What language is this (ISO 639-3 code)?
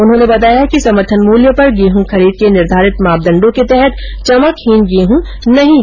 hin